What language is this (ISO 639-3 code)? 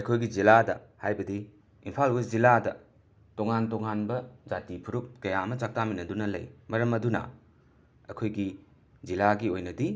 mni